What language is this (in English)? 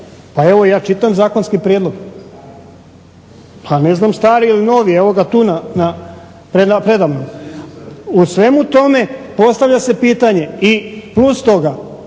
Croatian